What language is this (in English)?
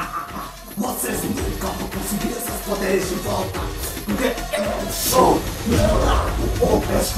Portuguese